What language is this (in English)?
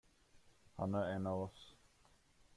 Swedish